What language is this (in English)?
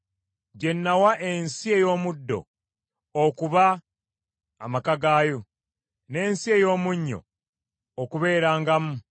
Ganda